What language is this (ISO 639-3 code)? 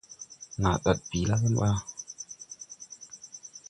tui